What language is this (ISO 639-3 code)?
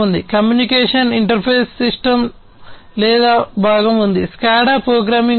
tel